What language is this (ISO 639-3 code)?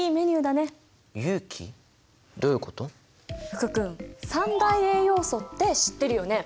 jpn